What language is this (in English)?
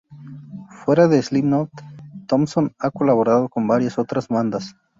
Spanish